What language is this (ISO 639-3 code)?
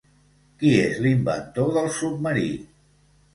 cat